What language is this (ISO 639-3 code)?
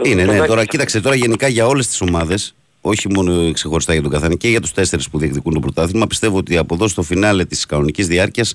ell